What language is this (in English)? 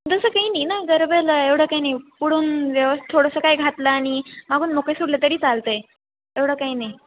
Marathi